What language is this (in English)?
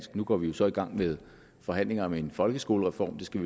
Danish